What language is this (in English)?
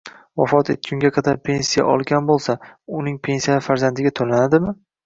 Uzbek